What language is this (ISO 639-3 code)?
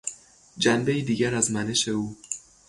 fas